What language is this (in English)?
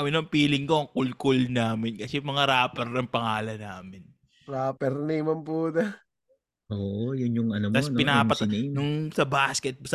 Filipino